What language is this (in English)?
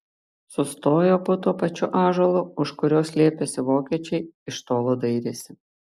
Lithuanian